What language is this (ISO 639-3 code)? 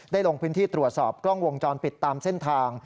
tha